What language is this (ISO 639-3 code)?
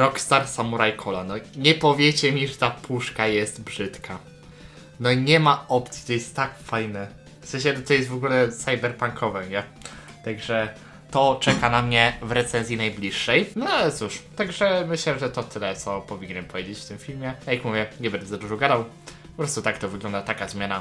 pol